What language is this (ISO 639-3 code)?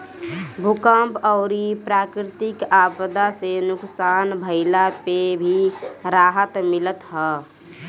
bho